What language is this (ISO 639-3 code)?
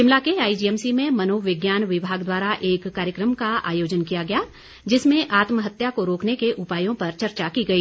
hin